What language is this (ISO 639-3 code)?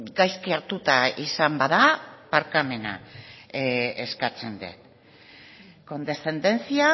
eus